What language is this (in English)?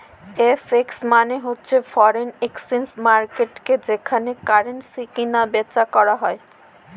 Bangla